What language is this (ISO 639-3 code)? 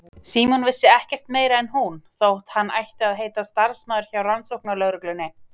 isl